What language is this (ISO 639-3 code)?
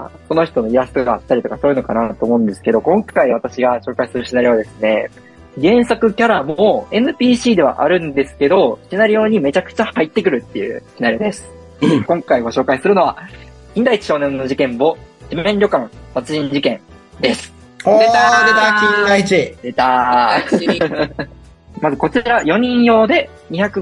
jpn